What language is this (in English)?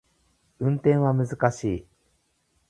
Japanese